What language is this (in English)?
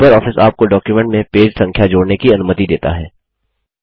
Hindi